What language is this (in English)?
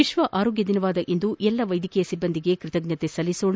Kannada